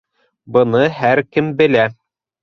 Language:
Bashkir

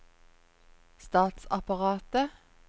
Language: Norwegian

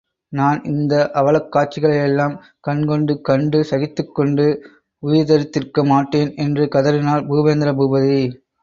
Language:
Tamil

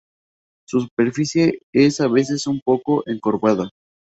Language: Spanish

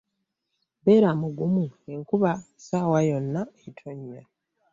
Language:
Ganda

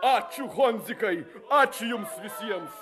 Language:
Lithuanian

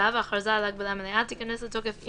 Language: Hebrew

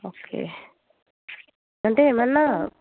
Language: Telugu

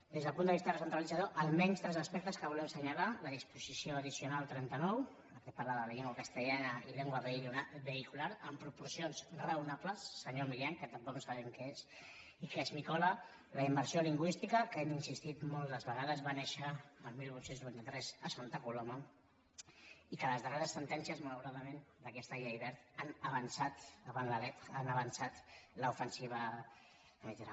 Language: Catalan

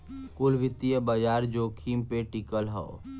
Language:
Bhojpuri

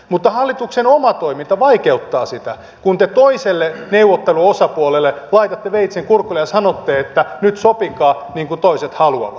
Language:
Finnish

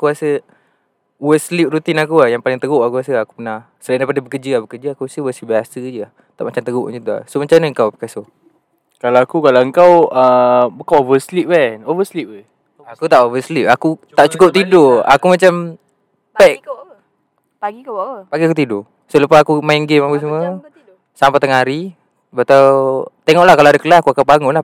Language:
Malay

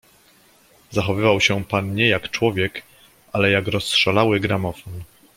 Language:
Polish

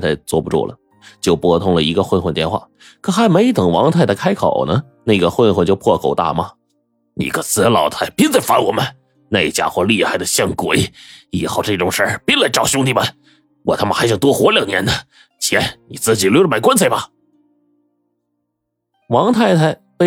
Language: Chinese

